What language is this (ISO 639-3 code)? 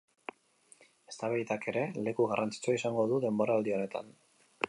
eus